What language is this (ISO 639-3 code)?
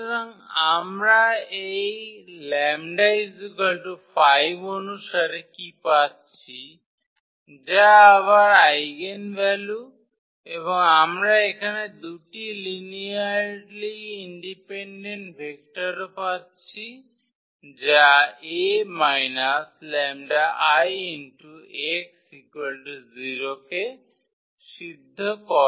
ben